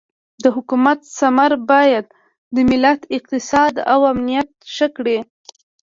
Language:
Pashto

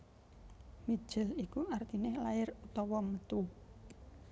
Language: Javanese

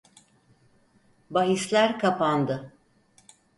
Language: Turkish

